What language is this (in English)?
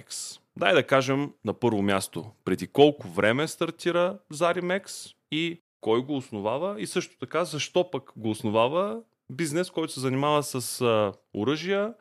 Bulgarian